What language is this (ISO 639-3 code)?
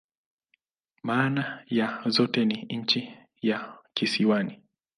swa